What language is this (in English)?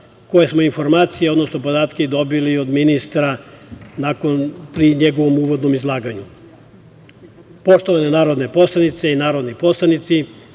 Serbian